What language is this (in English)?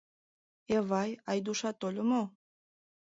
Mari